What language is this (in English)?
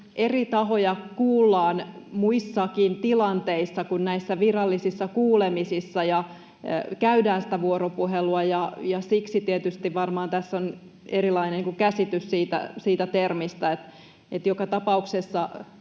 Finnish